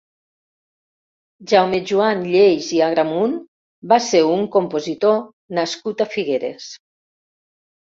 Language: Catalan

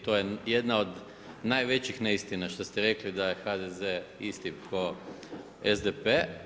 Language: Croatian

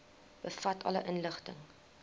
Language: Afrikaans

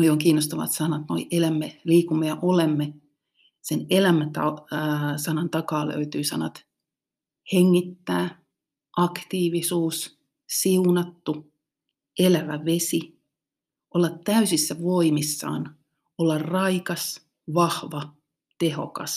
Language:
Finnish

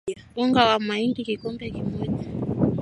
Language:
Swahili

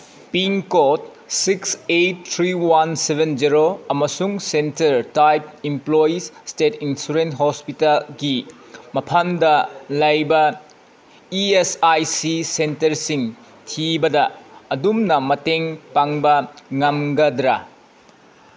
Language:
Manipuri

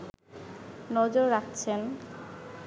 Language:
Bangla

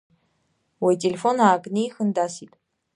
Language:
Abkhazian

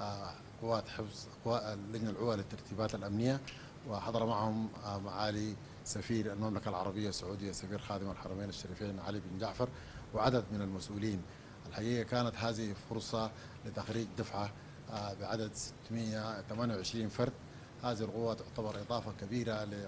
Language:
Arabic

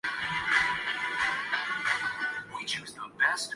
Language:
Urdu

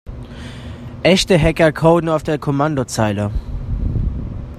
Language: German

